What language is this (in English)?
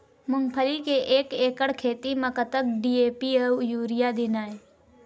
Chhattisgarhi